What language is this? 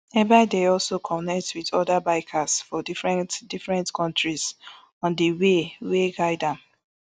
Nigerian Pidgin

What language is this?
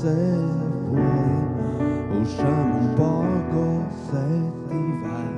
Italian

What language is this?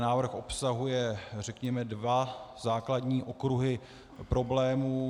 Czech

